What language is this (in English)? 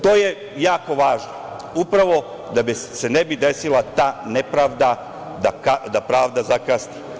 Serbian